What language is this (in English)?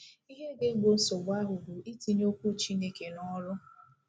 Igbo